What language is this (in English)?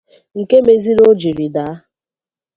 Igbo